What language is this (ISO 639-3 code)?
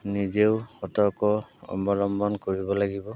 asm